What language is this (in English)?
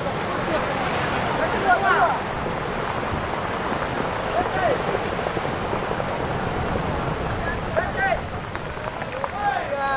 Indonesian